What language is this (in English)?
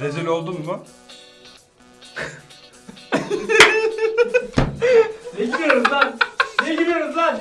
Turkish